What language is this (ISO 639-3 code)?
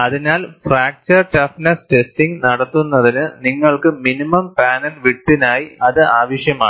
mal